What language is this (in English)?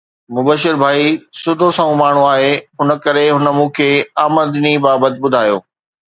Sindhi